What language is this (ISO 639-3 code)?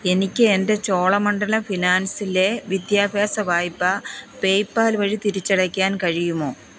mal